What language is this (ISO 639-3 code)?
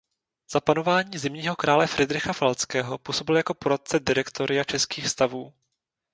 ces